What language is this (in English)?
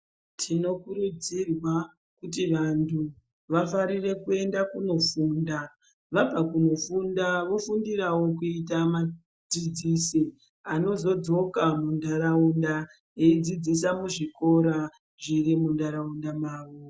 Ndau